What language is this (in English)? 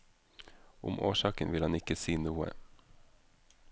Norwegian